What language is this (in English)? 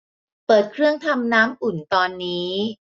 Thai